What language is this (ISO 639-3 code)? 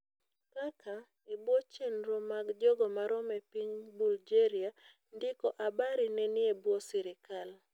luo